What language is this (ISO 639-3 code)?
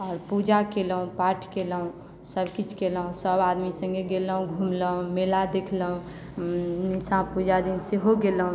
mai